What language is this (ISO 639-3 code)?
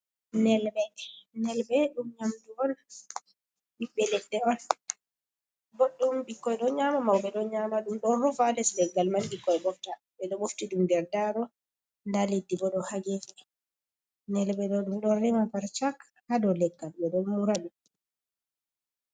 ful